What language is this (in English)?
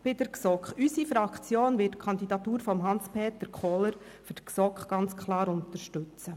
Swiss German